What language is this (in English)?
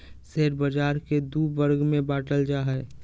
Magahi